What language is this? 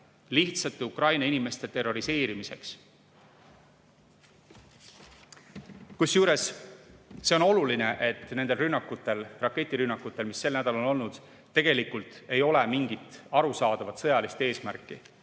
Estonian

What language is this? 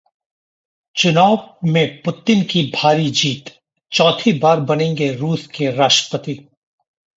Hindi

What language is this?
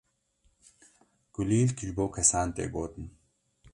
Kurdish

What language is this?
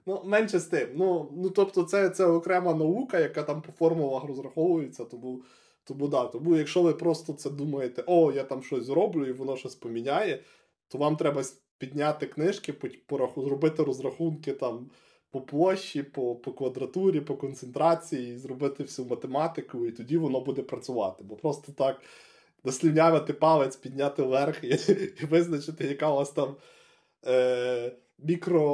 Ukrainian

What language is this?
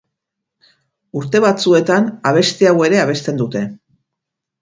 Basque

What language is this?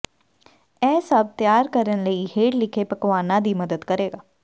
Punjabi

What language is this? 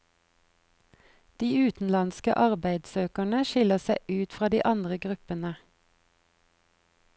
Norwegian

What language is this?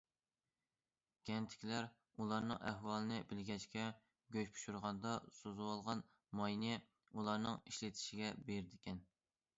Uyghur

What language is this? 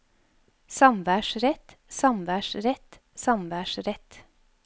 Norwegian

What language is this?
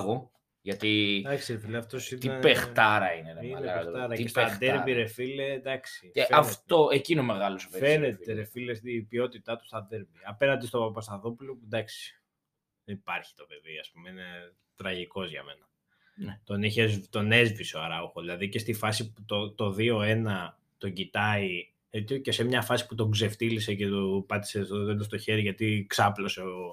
Greek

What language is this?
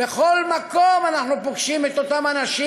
Hebrew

